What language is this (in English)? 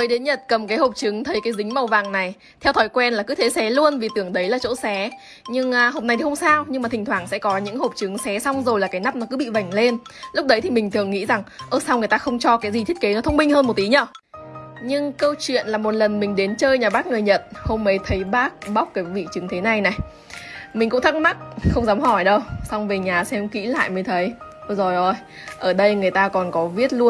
Vietnamese